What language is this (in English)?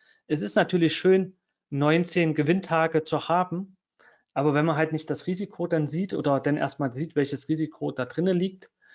German